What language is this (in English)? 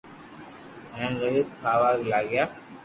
Loarki